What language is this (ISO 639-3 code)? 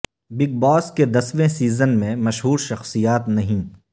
urd